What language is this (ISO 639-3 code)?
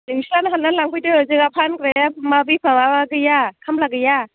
brx